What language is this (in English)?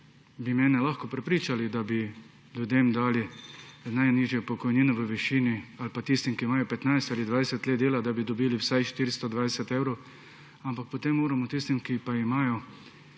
Slovenian